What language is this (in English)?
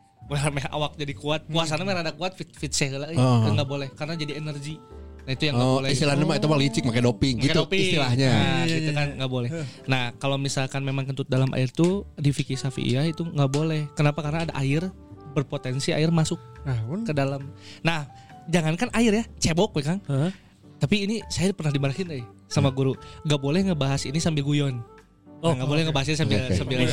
Indonesian